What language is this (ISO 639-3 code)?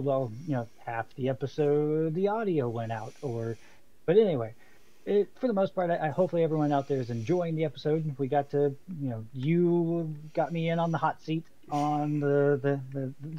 eng